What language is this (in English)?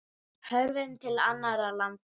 Icelandic